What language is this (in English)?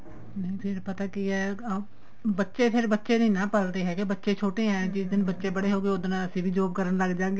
Punjabi